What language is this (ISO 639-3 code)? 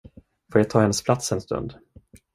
swe